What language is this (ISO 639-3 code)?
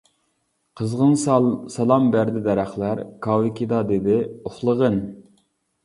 uig